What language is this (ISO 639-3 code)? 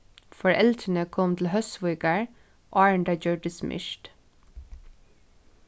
fao